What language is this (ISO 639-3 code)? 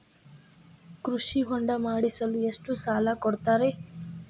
kan